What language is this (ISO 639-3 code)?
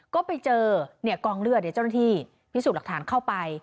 tha